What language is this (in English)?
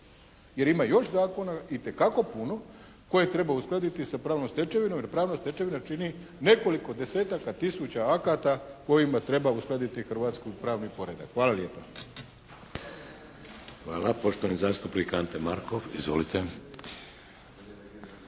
Croatian